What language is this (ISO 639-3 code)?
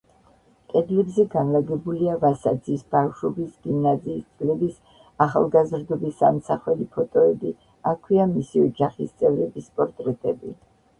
kat